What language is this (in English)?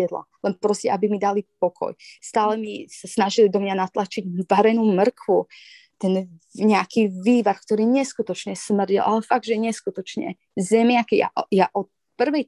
Slovak